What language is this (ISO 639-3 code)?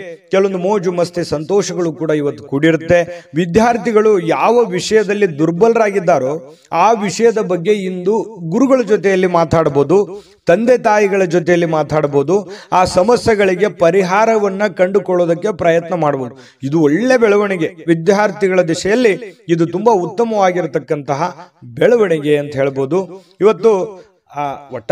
kan